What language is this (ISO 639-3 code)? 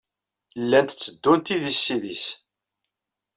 kab